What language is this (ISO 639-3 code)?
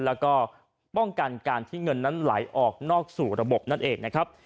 tha